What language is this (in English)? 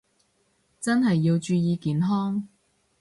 Cantonese